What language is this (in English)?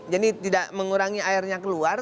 Indonesian